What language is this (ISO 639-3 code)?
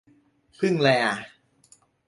tha